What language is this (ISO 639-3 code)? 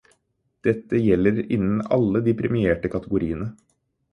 nob